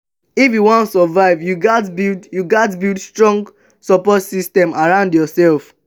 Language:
Nigerian Pidgin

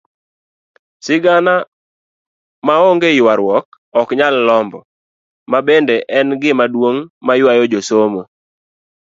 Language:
Luo (Kenya and Tanzania)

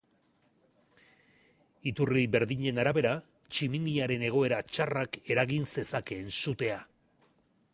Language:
Basque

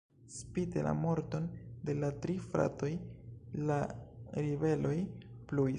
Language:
Esperanto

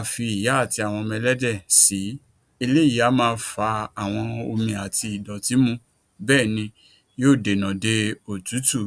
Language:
Yoruba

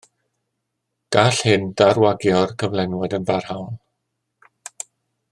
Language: Welsh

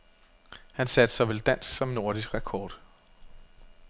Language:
Danish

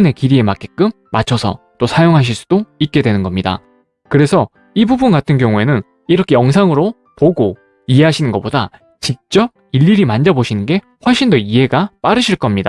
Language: Korean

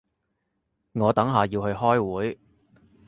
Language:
Cantonese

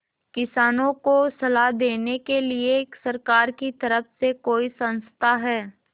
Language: Hindi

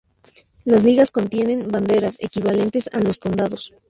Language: Spanish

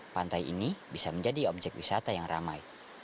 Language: Indonesian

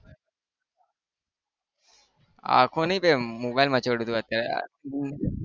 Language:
Gujarati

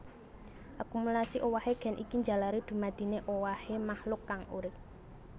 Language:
Javanese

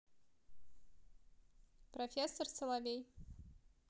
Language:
Russian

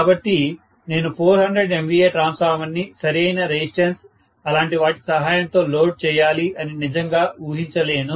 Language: Telugu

